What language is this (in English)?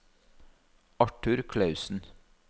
Norwegian